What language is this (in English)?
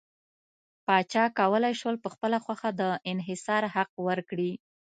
Pashto